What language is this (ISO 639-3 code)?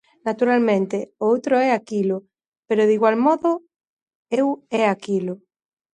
glg